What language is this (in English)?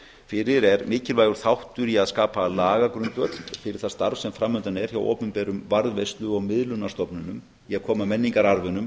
Icelandic